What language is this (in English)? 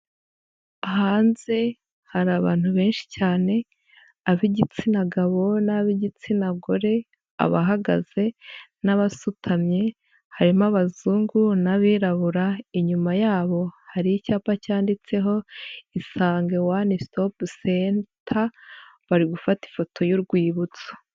Kinyarwanda